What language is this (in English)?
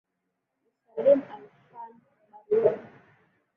Swahili